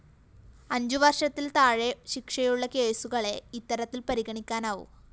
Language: Malayalam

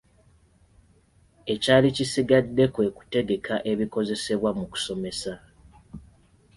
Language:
Ganda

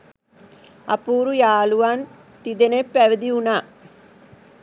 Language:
Sinhala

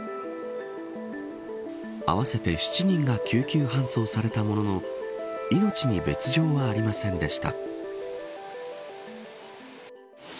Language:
Japanese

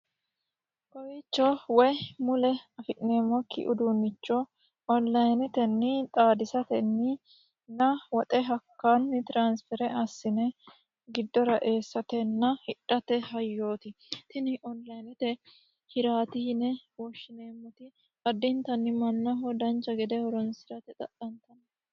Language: Sidamo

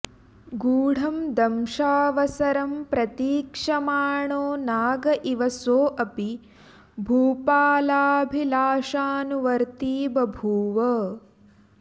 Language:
Sanskrit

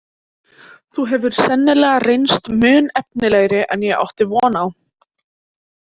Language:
Icelandic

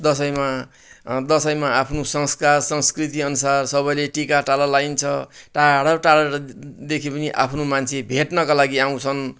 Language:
Nepali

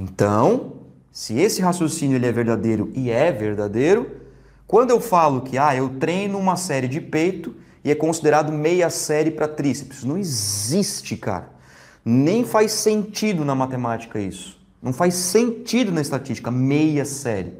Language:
Portuguese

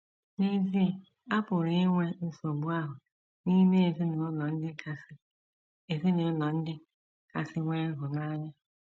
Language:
Igbo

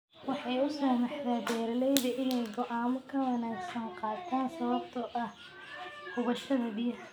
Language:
Somali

